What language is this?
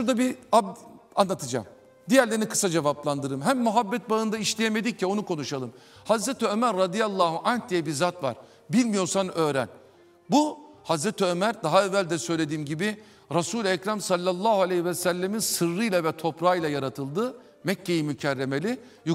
Turkish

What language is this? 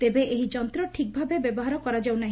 Odia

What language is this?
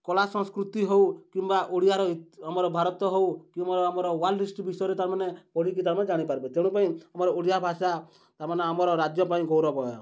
Odia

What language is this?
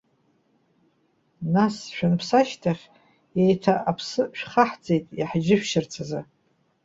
Abkhazian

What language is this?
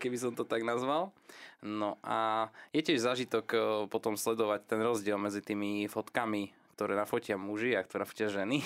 Slovak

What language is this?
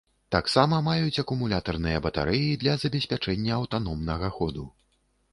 Belarusian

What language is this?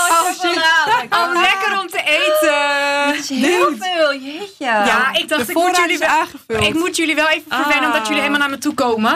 Dutch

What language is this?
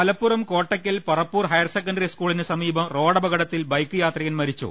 Malayalam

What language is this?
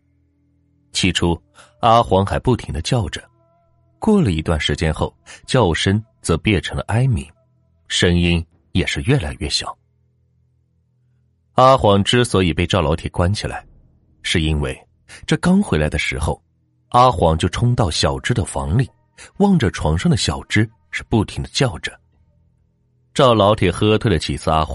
Chinese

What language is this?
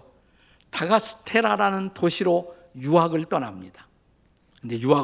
Korean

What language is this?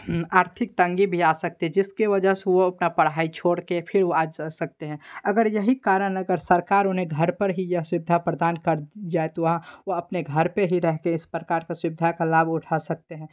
Hindi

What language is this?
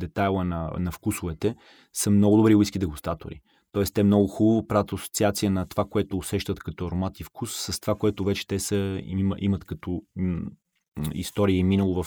Bulgarian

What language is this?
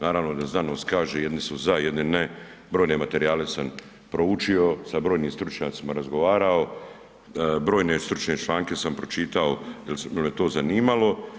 Croatian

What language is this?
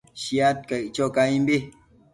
Matsés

